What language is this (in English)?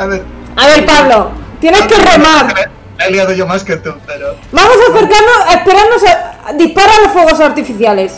Spanish